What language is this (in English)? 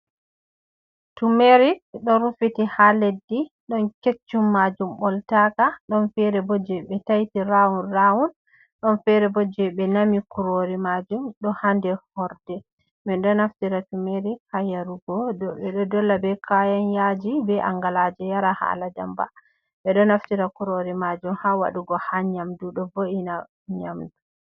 Fula